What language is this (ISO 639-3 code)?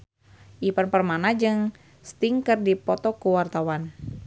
sun